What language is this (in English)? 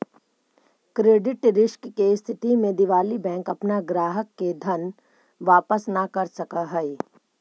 Magahi